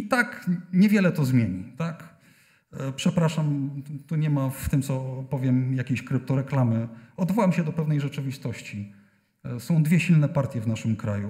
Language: Polish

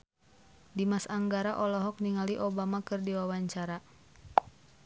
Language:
Sundanese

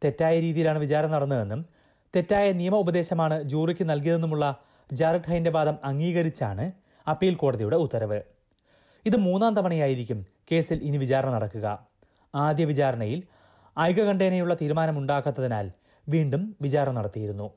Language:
Malayalam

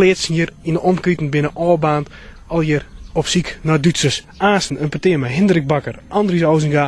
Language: Dutch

